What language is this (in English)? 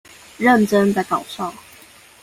Chinese